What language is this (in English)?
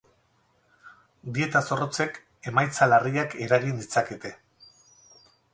Basque